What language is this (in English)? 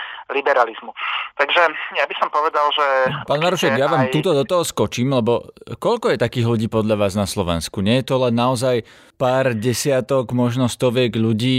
Slovak